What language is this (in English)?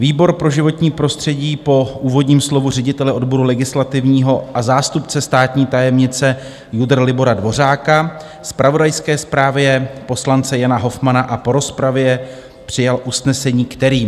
Czech